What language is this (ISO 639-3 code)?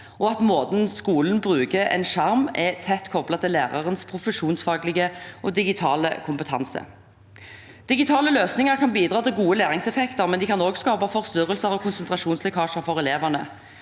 nor